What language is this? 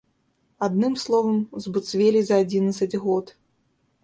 Belarusian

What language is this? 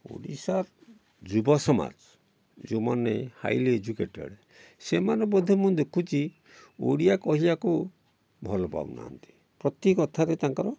Odia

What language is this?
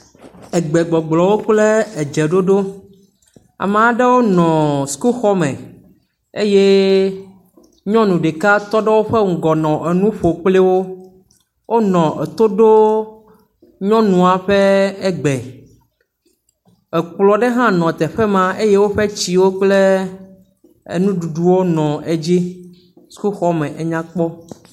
Ewe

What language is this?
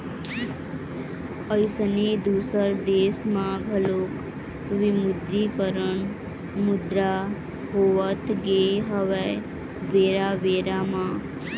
Chhattisgarhi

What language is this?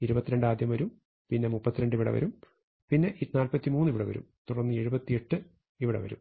Malayalam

